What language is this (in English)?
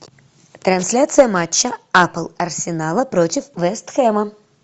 Russian